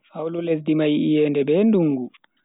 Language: Bagirmi Fulfulde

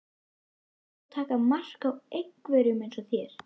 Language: Icelandic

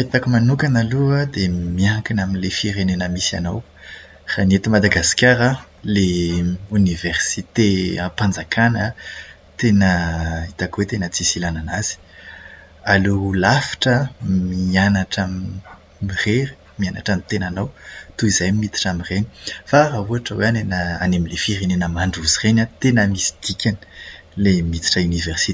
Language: Malagasy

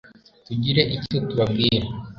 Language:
Kinyarwanda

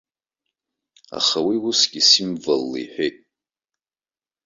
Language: Abkhazian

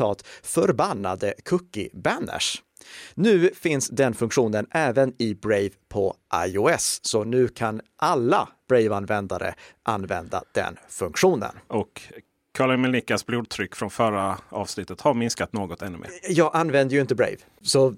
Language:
Swedish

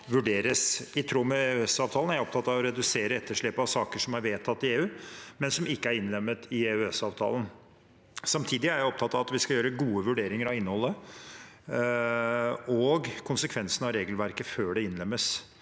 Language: Norwegian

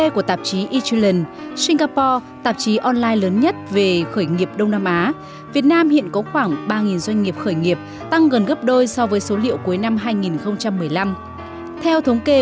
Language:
Vietnamese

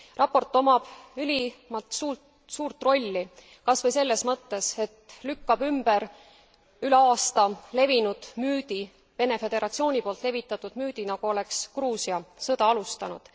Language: Estonian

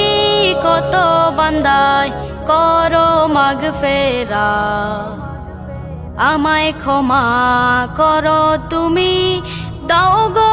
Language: Bangla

